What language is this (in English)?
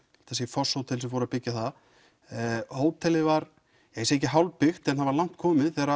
Icelandic